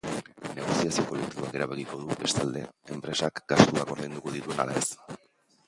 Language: Basque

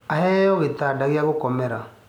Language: Kikuyu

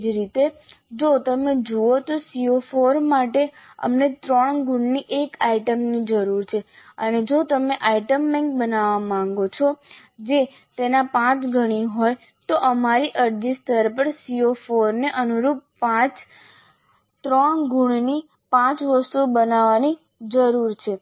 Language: Gujarati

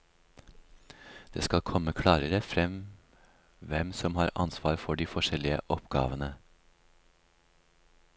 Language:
Norwegian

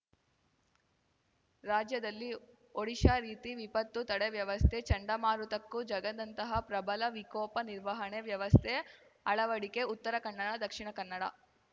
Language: Kannada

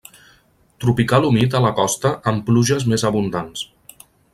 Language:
Catalan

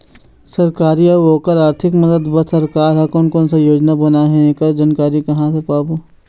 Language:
Chhattisgarhi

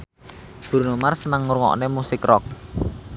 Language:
Javanese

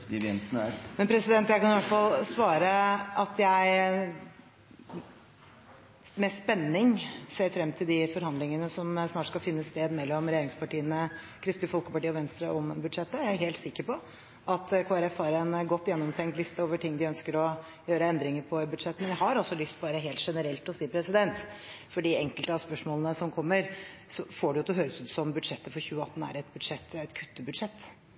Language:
Norwegian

